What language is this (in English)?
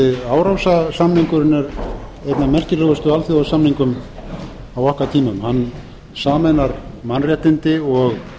Icelandic